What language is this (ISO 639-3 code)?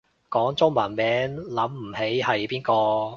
yue